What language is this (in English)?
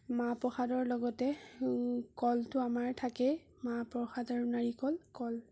Assamese